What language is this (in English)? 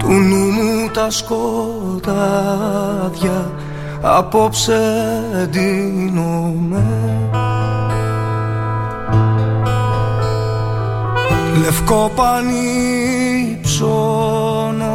Greek